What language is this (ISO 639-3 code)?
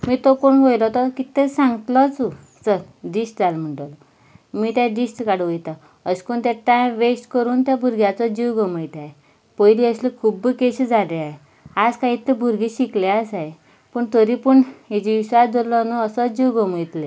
kok